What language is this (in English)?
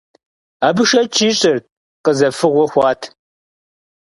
Kabardian